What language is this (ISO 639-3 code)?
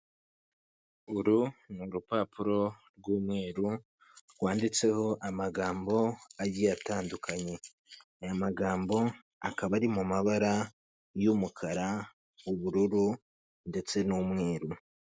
kin